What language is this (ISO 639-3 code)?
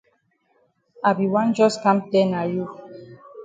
wes